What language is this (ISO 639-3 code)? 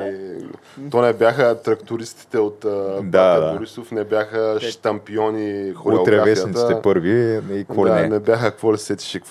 bul